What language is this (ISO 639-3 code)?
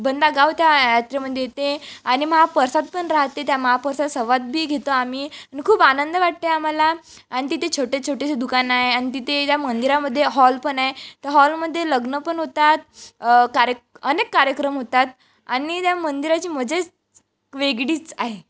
mar